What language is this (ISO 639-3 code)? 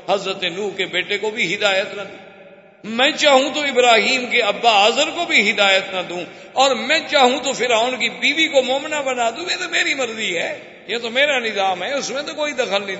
urd